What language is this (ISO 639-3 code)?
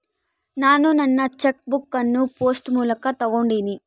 kan